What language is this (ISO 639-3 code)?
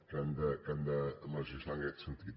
cat